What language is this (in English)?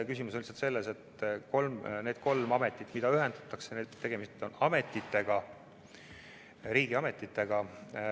Estonian